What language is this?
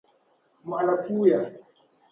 Dagbani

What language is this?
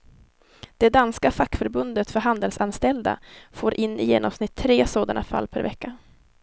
Swedish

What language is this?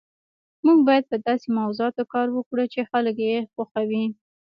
Pashto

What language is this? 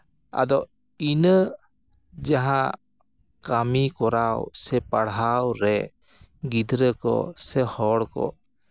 Santali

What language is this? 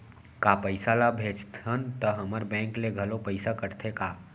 Chhattisgarhi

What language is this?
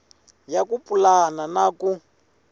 Tsonga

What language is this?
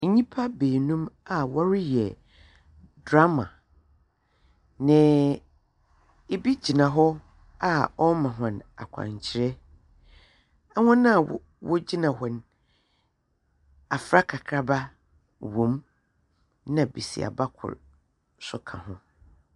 Akan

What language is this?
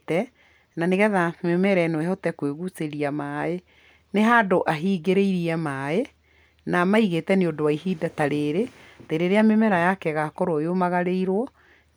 Kikuyu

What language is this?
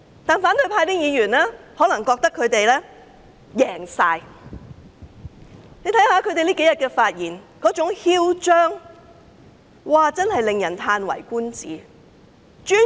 Cantonese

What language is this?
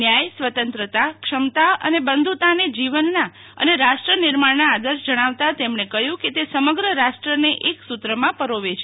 Gujarati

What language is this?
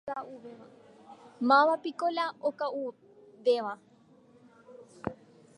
Guarani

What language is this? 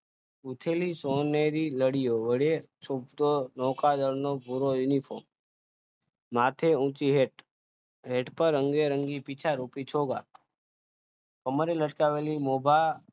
Gujarati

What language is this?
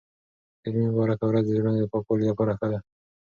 Pashto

